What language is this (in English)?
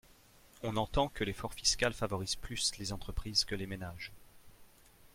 French